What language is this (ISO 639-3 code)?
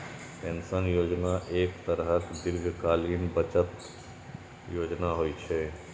mai